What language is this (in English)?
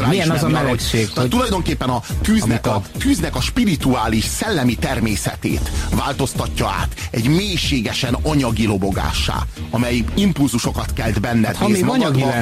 Hungarian